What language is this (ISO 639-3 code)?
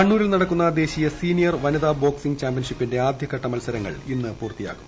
mal